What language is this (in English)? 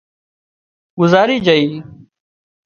Wadiyara Koli